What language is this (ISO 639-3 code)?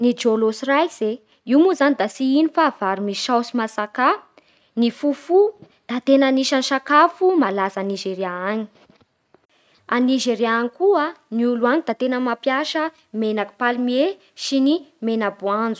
bhr